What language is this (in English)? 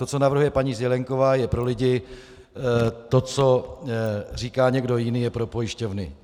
Czech